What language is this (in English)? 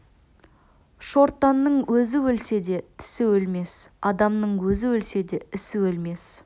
Kazakh